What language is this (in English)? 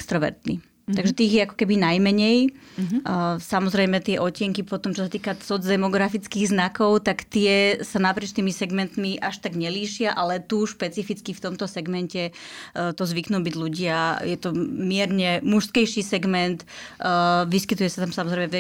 Slovak